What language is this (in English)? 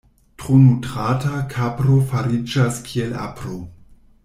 Esperanto